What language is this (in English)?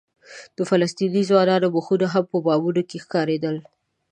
Pashto